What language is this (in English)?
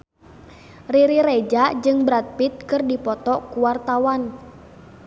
Sundanese